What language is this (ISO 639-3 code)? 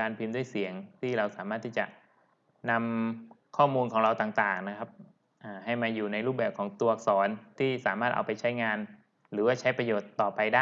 tha